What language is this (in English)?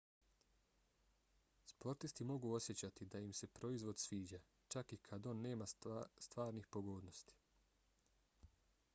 Bosnian